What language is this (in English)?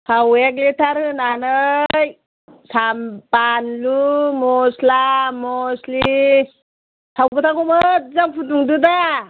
Bodo